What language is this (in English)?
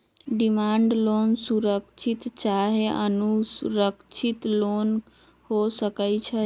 Magahi